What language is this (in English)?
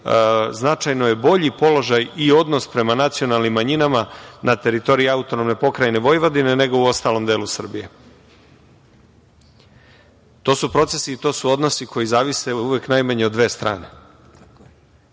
Serbian